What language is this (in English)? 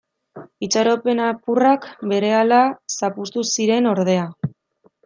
Basque